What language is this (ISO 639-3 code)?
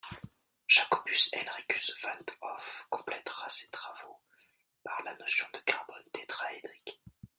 fra